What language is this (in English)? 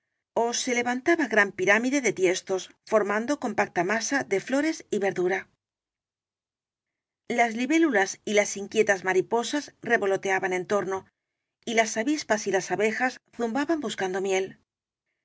Spanish